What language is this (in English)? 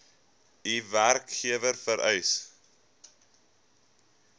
Afrikaans